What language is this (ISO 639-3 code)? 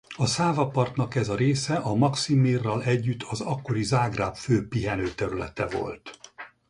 hun